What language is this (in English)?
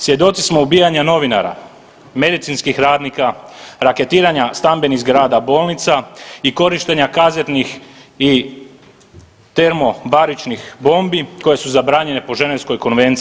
Croatian